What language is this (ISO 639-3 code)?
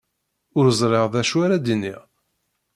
kab